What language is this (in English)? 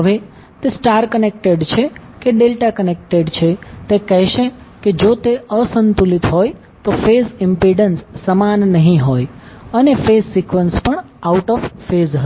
Gujarati